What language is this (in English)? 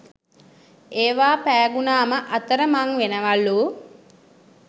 Sinhala